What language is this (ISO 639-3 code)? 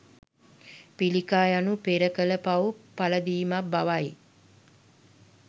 sin